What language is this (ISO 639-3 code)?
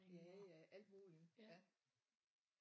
dan